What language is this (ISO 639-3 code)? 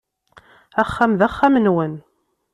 kab